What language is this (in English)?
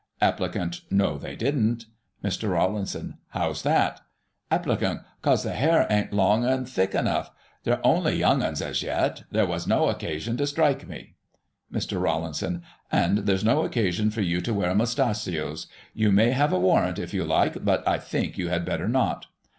English